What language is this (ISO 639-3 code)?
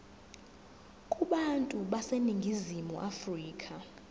zul